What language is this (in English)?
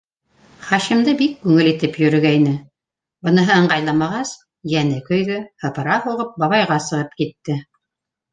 Bashkir